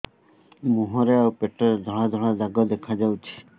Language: Odia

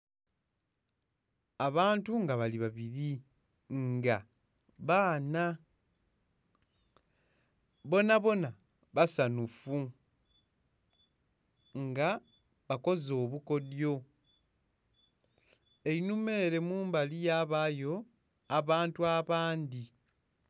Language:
Soga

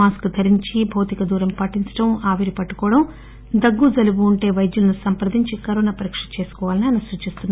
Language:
Telugu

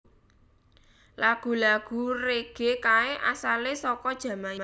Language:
Javanese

